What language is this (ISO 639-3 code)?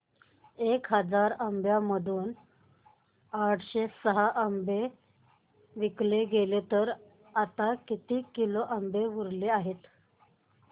mar